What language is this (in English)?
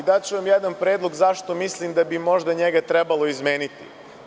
Serbian